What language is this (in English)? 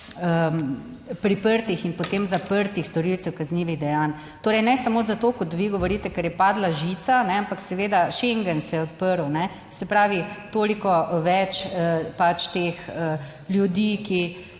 Slovenian